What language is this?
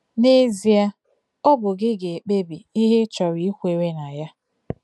Igbo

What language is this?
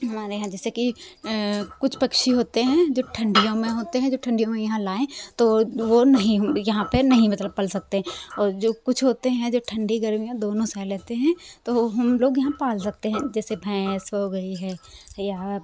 Hindi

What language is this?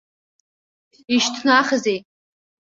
Abkhazian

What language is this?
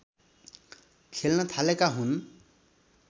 Nepali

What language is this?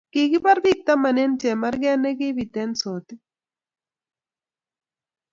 Kalenjin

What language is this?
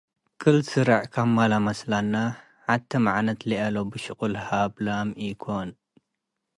Tigre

